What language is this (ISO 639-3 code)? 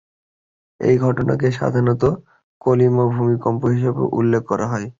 ben